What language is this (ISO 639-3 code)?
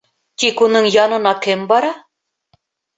bak